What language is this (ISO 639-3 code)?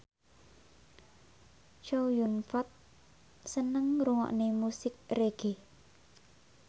jav